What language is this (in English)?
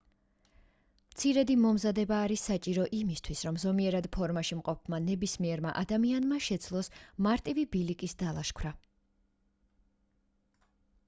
Georgian